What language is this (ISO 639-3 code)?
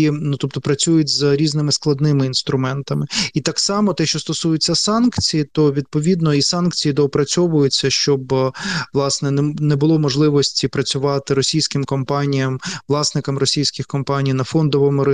ukr